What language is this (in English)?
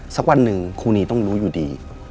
Thai